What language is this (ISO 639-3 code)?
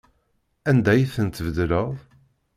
kab